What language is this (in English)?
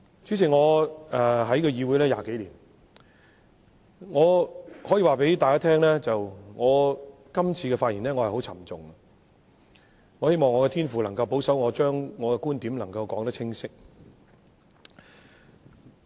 Cantonese